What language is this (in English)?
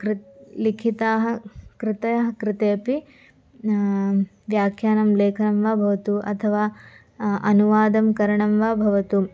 Sanskrit